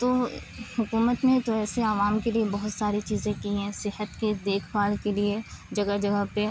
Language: Urdu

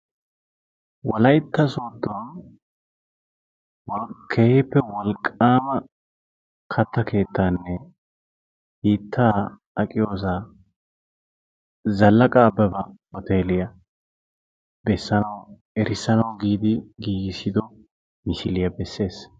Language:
Wolaytta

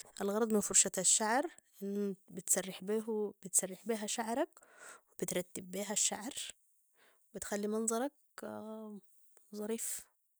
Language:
Sudanese Arabic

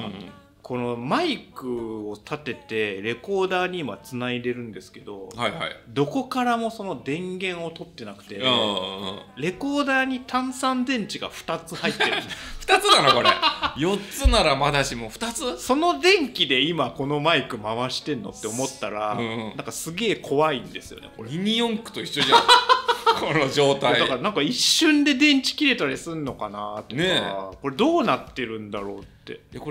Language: Japanese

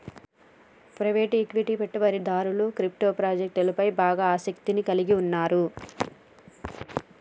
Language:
Telugu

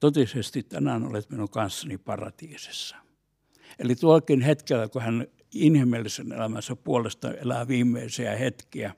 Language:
Finnish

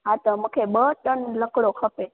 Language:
Sindhi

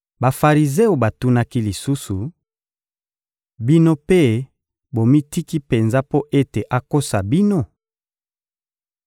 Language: Lingala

